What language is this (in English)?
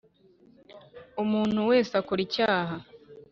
Kinyarwanda